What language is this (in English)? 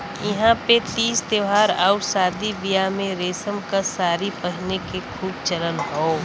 Bhojpuri